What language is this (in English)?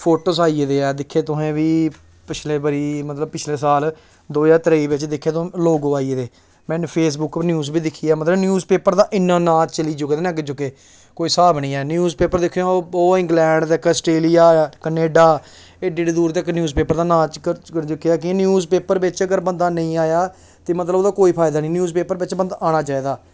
Dogri